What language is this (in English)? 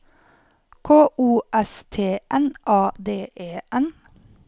Norwegian